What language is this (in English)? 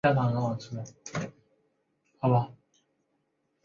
Chinese